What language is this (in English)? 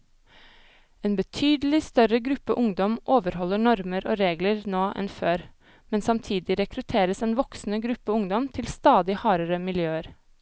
Norwegian